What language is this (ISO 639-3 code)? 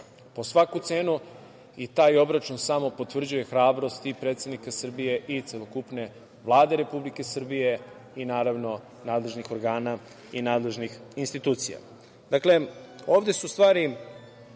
srp